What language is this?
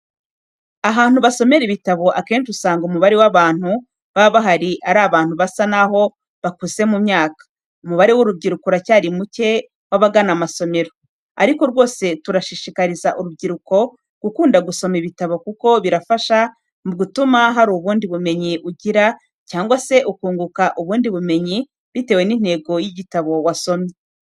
Kinyarwanda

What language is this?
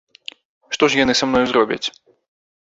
Belarusian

